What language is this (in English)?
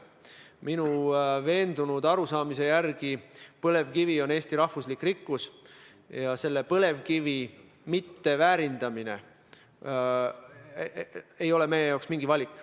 Estonian